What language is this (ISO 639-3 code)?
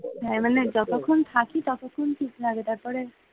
ben